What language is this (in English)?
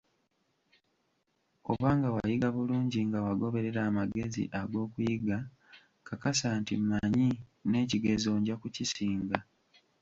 Ganda